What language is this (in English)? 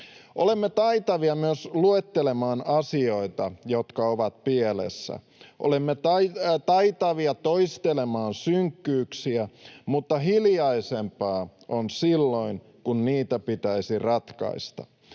Finnish